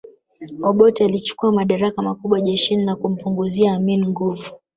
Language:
Swahili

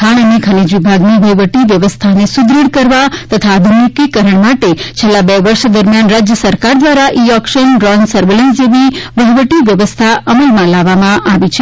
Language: Gujarati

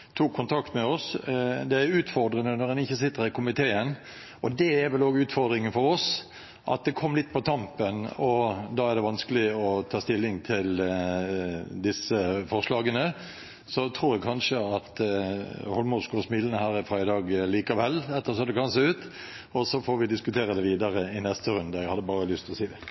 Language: Norwegian Bokmål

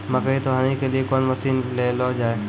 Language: Maithili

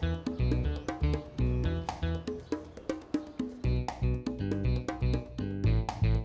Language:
Indonesian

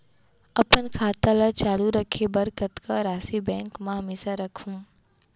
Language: Chhattisgarhi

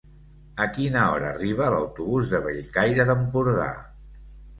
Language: Catalan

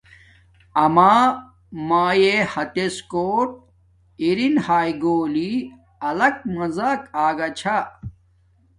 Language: Domaaki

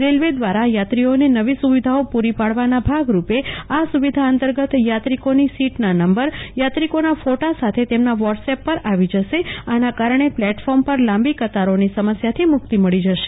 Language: Gujarati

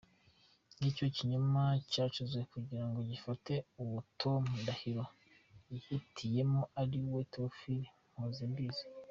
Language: Kinyarwanda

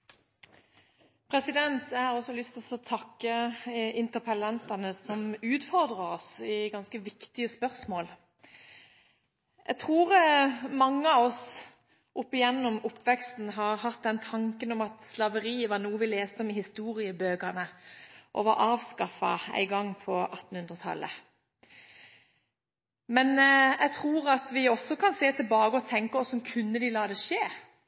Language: Norwegian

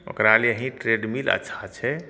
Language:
Maithili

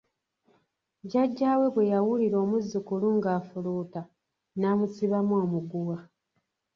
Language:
Ganda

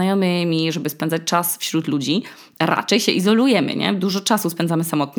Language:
Polish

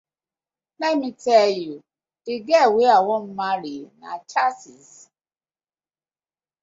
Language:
Nigerian Pidgin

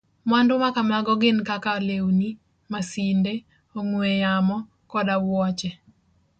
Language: Luo (Kenya and Tanzania)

